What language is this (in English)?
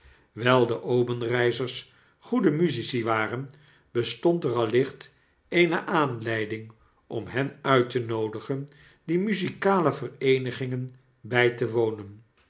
Dutch